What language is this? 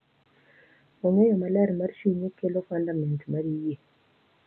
Luo (Kenya and Tanzania)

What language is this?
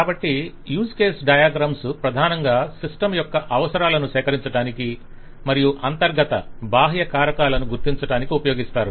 Telugu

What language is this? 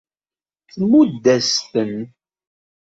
Kabyle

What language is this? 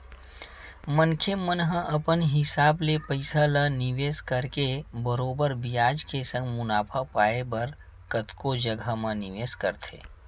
Chhattisgarhi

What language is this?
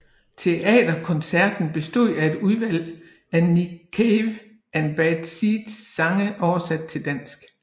Danish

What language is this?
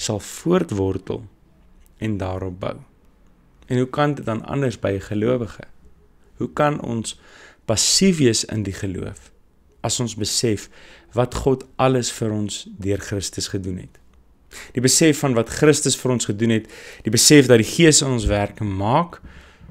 Dutch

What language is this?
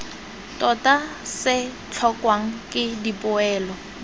Tswana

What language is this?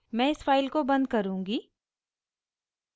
Hindi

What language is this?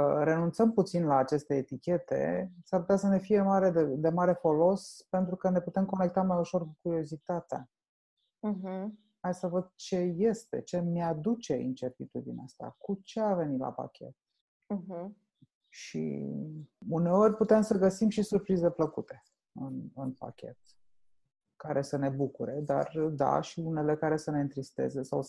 Romanian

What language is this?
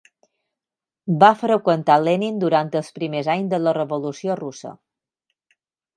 Catalan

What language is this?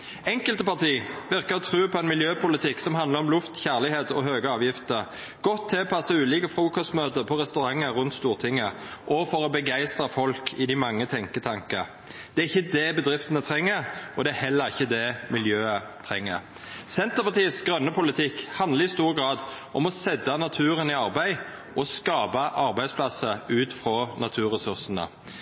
Norwegian Nynorsk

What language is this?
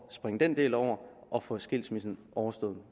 Danish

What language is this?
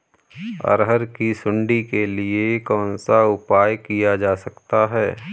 Hindi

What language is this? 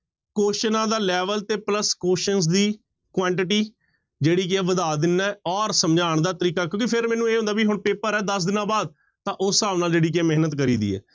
Punjabi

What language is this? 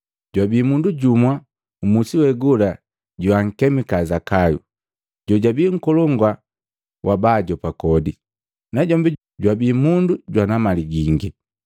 Matengo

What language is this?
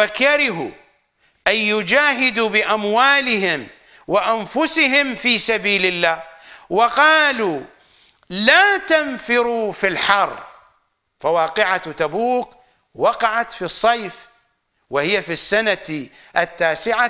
Arabic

